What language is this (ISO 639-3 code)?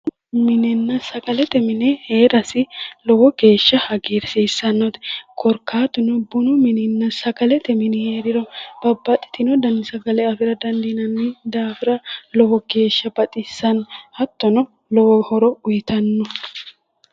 sid